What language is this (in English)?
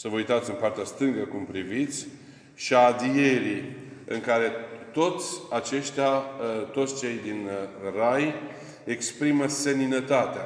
Romanian